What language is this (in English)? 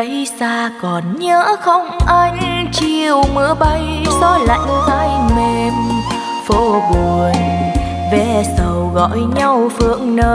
Vietnamese